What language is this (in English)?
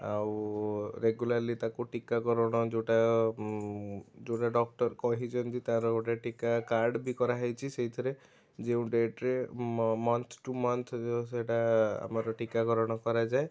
Odia